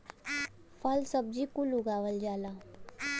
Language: Bhojpuri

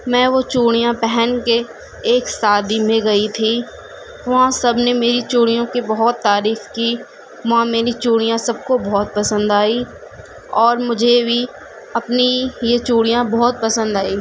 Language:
Urdu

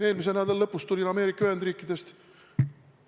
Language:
Estonian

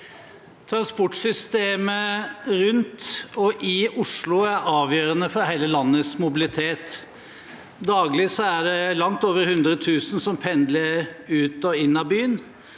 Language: Norwegian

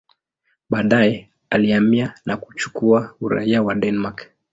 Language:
Swahili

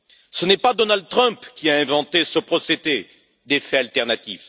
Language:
French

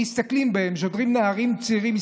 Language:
Hebrew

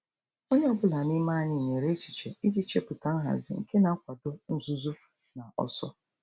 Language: Igbo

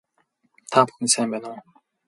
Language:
Mongolian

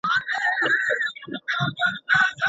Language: Pashto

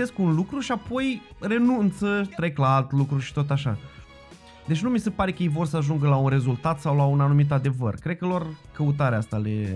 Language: Romanian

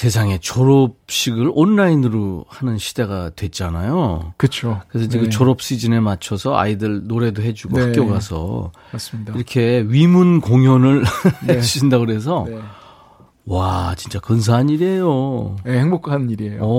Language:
Korean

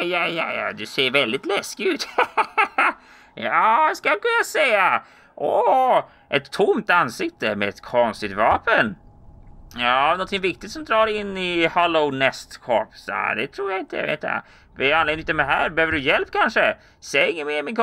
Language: Swedish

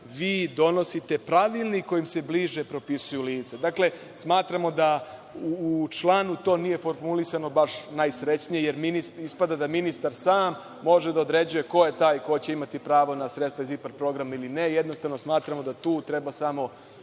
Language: Serbian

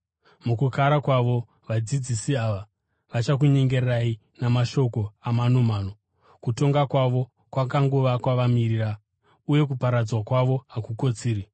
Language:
Shona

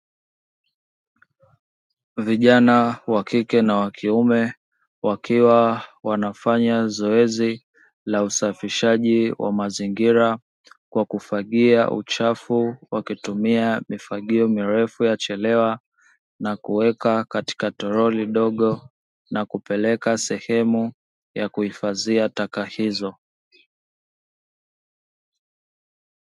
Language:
Swahili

